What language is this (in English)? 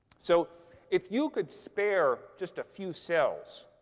English